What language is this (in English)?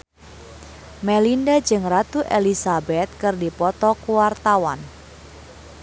Sundanese